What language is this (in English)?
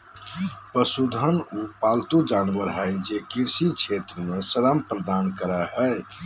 Magahi